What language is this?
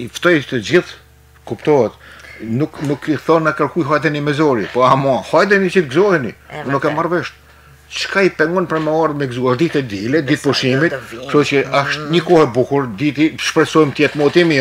Romanian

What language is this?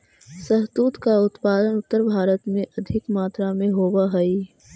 Magahi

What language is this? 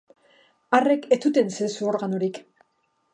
Basque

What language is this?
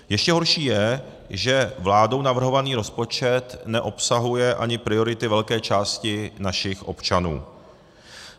Czech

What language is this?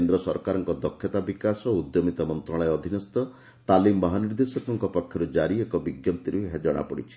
Odia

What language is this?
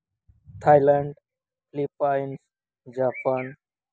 Santali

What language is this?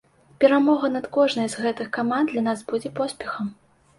Belarusian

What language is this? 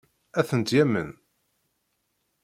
Kabyle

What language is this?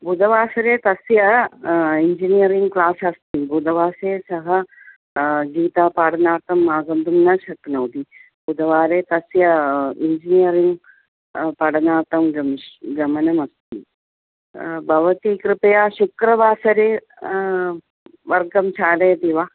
Sanskrit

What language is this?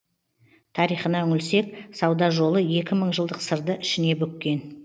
Kazakh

